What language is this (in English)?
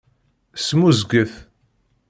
Kabyle